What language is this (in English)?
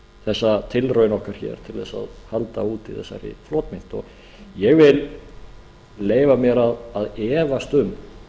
Icelandic